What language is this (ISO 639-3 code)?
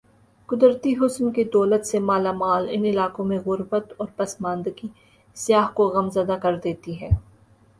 urd